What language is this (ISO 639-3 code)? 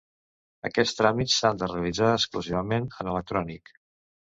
cat